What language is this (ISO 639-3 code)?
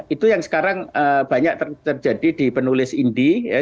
ind